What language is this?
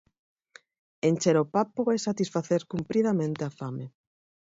Galician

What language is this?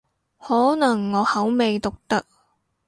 Cantonese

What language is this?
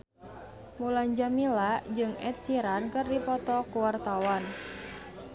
Sundanese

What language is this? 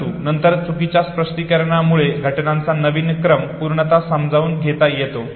Marathi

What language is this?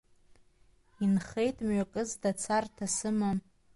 Abkhazian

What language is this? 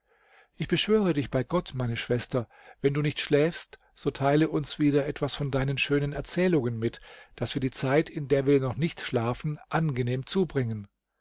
German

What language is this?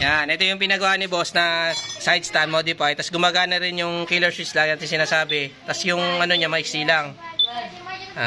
Filipino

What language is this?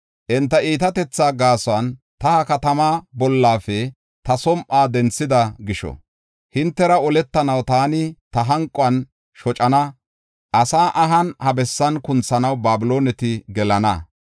Gofa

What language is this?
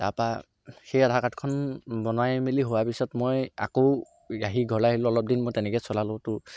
Assamese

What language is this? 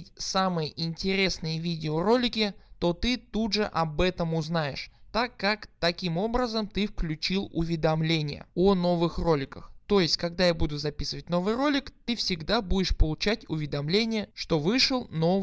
Russian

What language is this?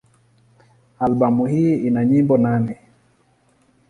Swahili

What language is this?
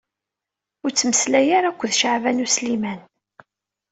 Kabyle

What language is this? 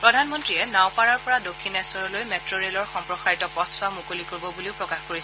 Assamese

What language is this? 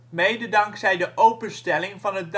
Dutch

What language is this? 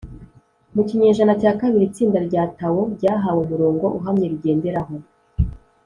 Kinyarwanda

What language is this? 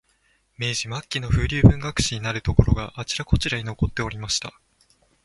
Japanese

